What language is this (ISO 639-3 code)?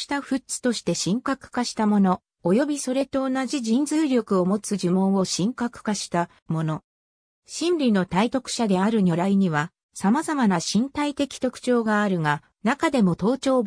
jpn